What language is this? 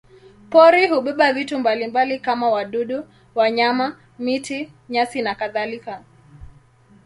Swahili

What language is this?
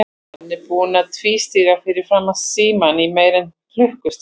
Icelandic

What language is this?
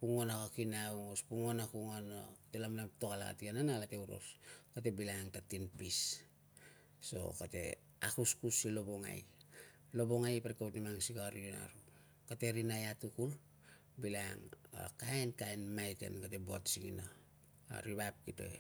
Tungag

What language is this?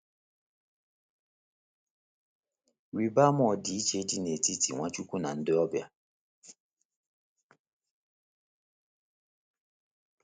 Igbo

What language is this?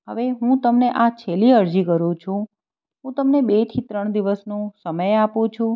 Gujarati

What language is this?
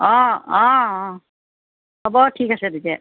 Assamese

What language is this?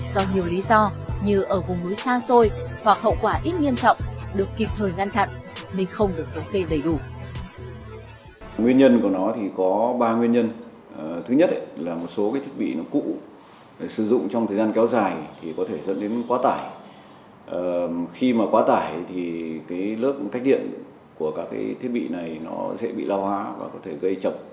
Vietnamese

